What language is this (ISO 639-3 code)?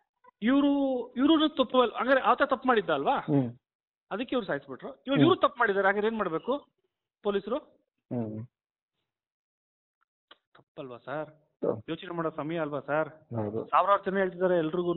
kan